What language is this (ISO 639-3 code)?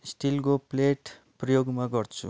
nep